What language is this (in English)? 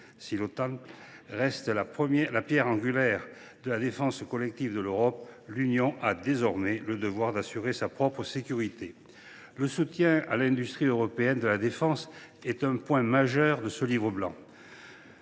French